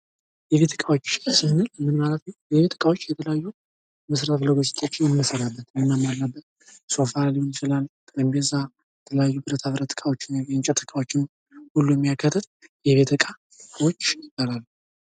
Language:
Amharic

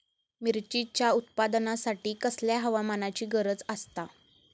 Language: Marathi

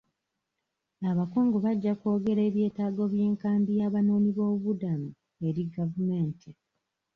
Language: Ganda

